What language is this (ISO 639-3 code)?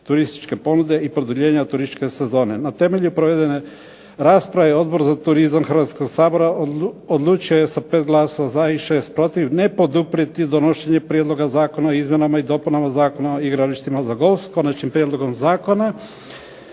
hrv